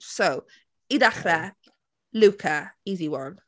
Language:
Welsh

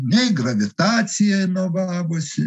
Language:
Lithuanian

